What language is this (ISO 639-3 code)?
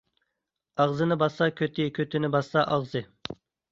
uig